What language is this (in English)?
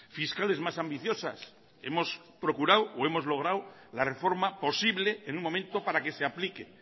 Spanish